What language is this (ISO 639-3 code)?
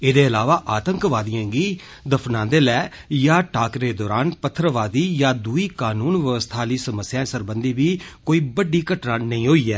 doi